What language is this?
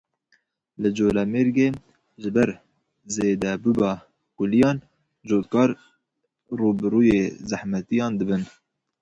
Kurdish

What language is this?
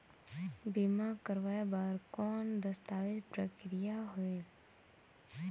Chhattisgarhi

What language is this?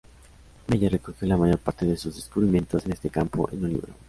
Spanish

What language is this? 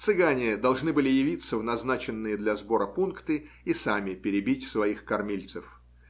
Russian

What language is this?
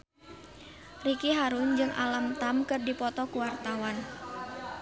Sundanese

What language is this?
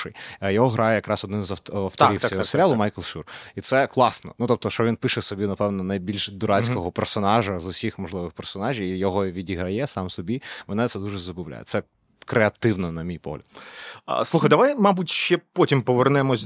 Ukrainian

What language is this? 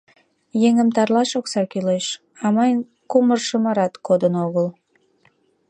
Mari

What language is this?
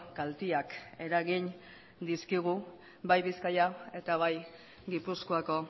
Basque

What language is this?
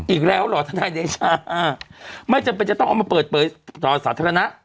Thai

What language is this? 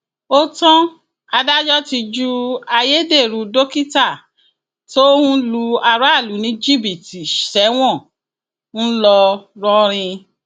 Yoruba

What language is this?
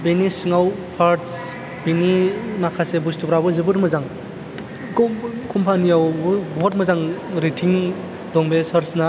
Bodo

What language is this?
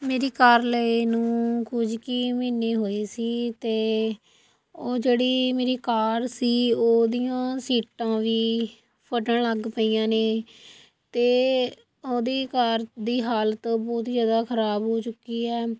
Punjabi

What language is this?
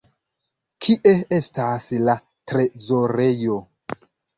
Esperanto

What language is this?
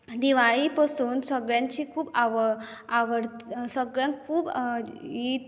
Konkani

